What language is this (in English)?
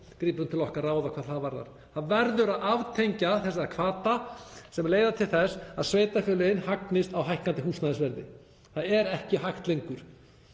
Icelandic